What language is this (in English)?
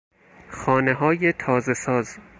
Persian